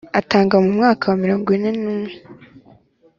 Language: Kinyarwanda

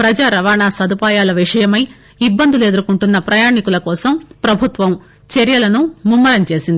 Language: Telugu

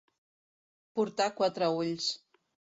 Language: Catalan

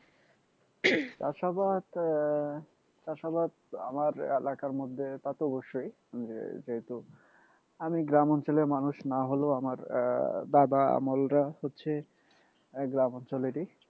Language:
Bangla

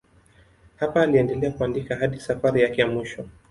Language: Swahili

